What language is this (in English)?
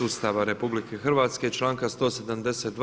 Croatian